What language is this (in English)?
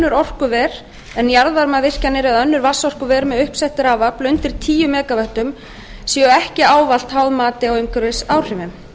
Icelandic